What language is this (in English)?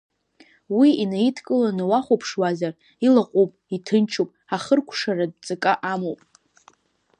Abkhazian